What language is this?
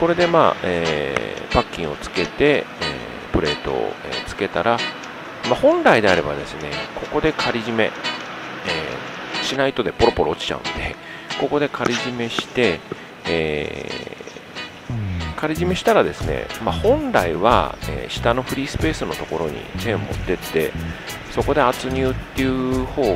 Japanese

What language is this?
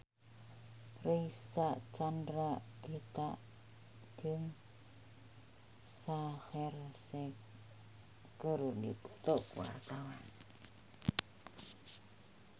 Sundanese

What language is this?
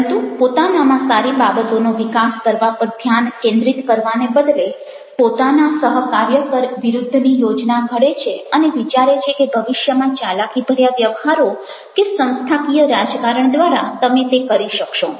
Gujarati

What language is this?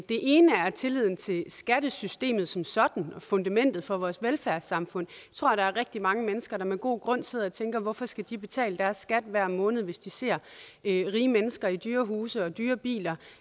Danish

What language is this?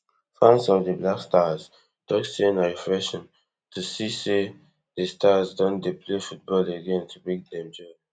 Nigerian Pidgin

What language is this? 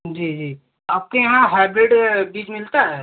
Hindi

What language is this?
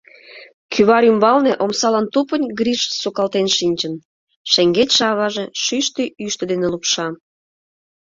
Mari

